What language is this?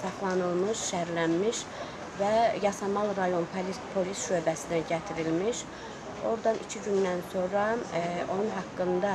Azerbaijani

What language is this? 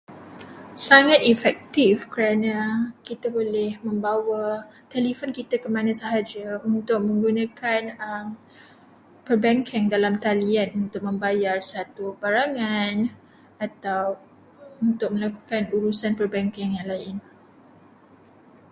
Malay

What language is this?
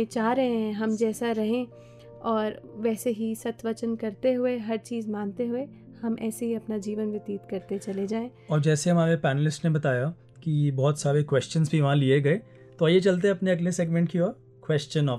Hindi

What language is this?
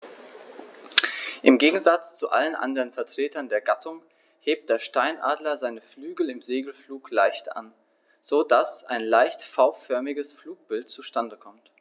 German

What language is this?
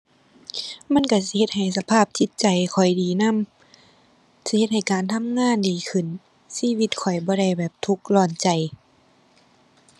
Thai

